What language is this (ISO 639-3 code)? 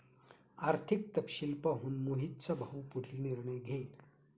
mar